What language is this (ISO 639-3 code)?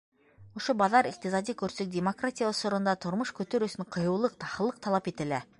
bak